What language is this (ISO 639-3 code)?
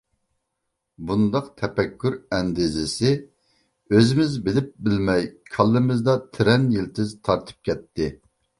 uig